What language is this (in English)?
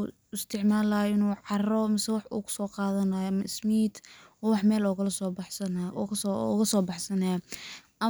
Somali